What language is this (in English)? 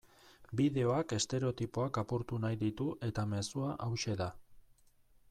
Basque